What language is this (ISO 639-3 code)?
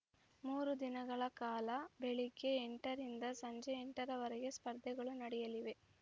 kan